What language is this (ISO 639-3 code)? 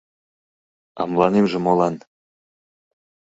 chm